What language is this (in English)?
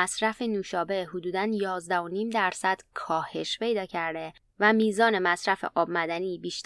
Persian